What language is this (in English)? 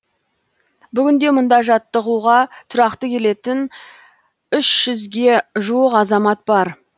Kazakh